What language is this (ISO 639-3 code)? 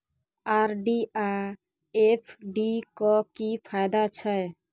mai